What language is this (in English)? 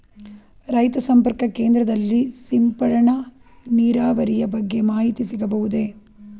Kannada